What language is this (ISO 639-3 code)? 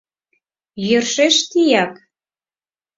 chm